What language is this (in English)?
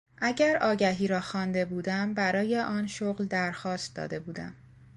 Persian